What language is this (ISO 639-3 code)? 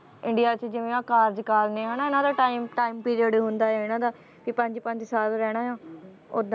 pan